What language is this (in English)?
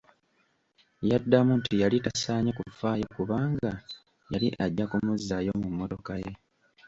Ganda